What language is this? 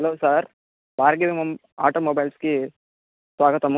Telugu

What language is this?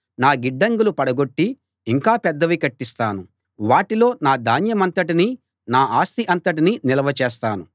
Telugu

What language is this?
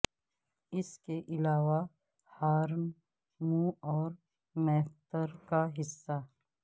Urdu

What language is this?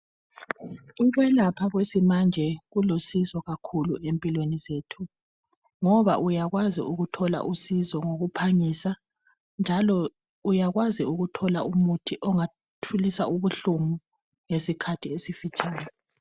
North Ndebele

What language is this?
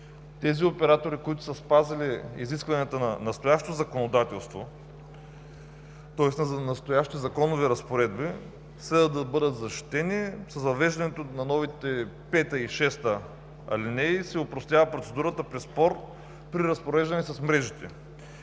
Bulgarian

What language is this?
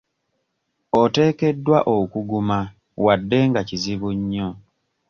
Ganda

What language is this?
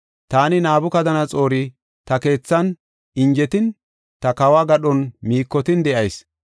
Gofa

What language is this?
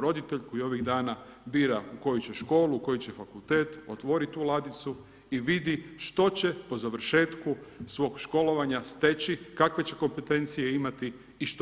Croatian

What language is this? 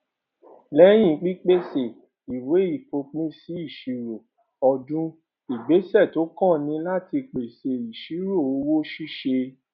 Yoruba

